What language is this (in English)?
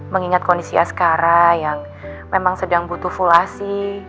Indonesian